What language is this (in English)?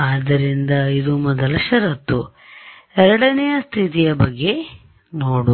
Kannada